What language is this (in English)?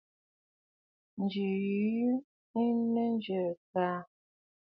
Bafut